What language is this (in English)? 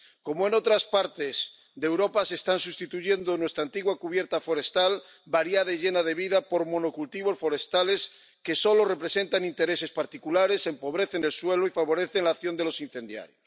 Spanish